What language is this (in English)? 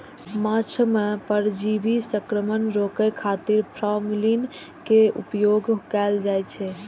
Maithili